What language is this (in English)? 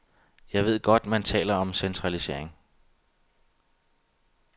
Danish